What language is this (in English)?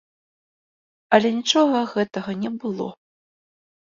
Belarusian